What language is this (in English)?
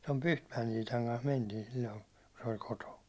Finnish